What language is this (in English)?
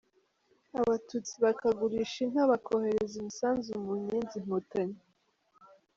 Kinyarwanda